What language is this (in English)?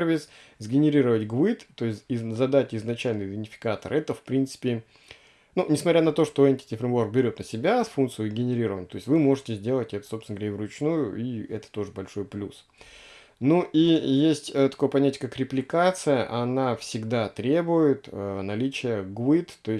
Russian